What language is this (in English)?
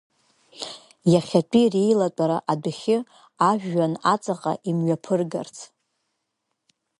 Abkhazian